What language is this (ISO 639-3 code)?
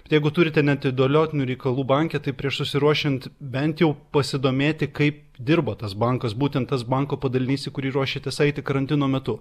lit